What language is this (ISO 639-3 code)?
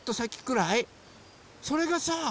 jpn